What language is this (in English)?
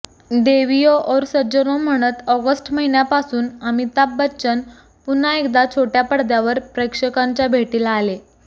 Marathi